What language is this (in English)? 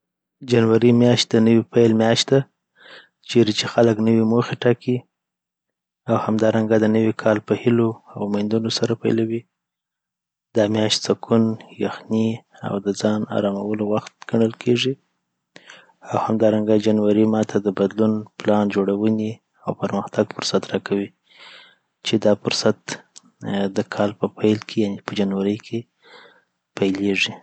Southern Pashto